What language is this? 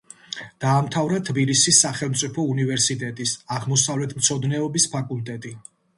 Georgian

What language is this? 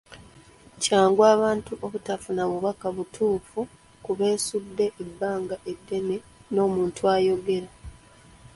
Ganda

